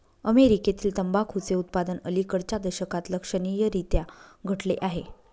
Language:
Marathi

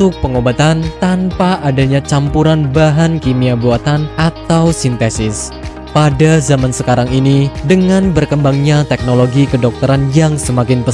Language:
Indonesian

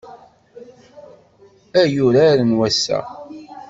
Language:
Kabyle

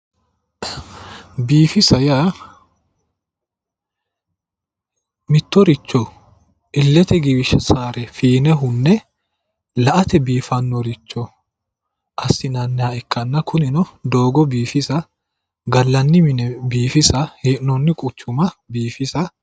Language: Sidamo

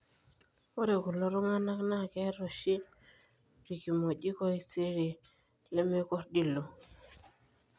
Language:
Masai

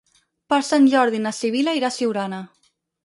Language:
Catalan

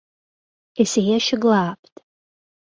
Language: Latvian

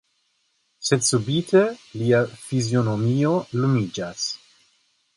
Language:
Esperanto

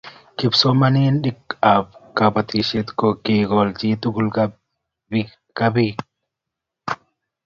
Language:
Kalenjin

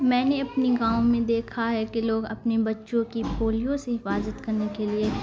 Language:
Urdu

